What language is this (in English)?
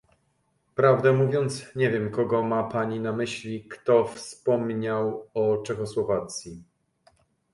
Polish